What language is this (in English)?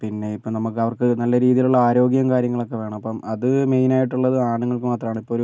Malayalam